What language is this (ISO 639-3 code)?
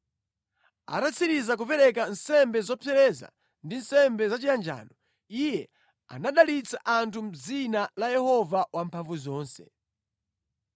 nya